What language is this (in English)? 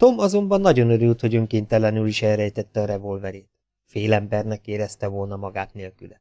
Hungarian